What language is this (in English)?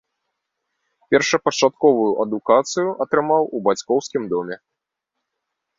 Belarusian